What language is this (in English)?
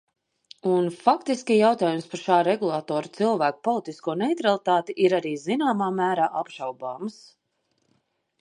Latvian